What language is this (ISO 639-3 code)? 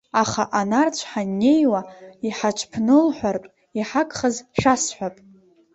abk